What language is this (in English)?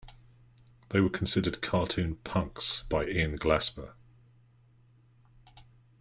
English